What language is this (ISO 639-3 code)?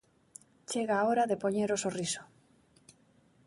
glg